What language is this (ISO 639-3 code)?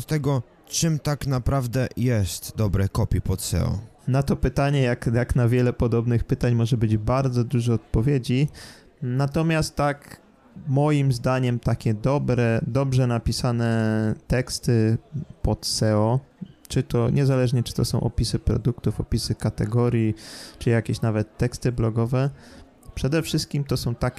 pol